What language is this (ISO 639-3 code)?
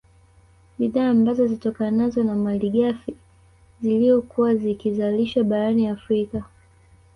swa